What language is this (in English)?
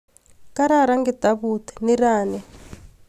Kalenjin